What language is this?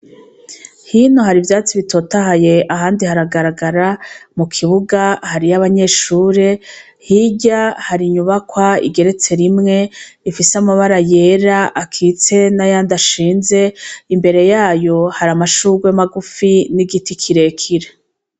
Rundi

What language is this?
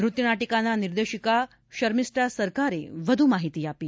Gujarati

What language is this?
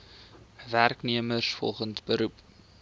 Afrikaans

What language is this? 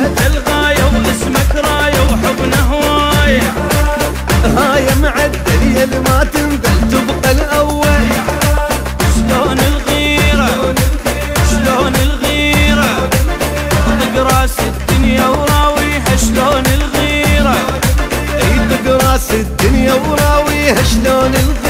Arabic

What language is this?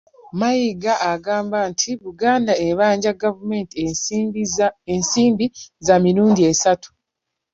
Ganda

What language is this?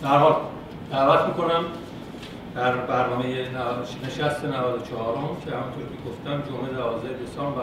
Persian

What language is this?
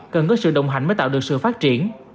Vietnamese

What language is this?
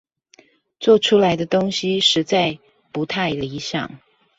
Chinese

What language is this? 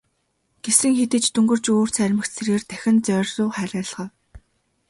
Mongolian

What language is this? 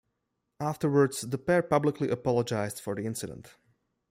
English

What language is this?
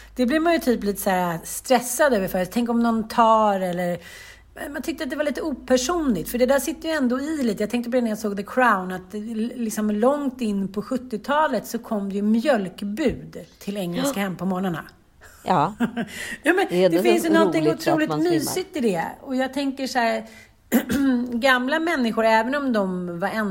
Swedish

